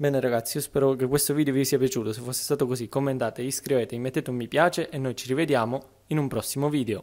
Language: Italian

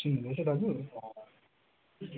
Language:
Nepali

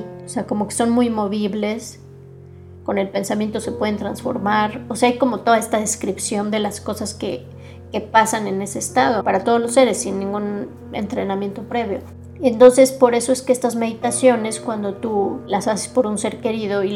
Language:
Spanish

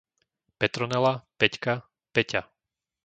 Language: Slovak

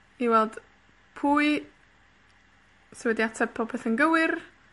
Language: Welsh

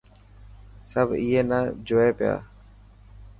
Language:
Dhatki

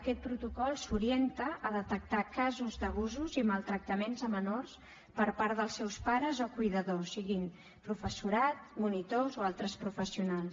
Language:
Catalan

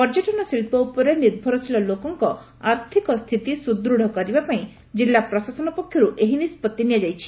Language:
Odia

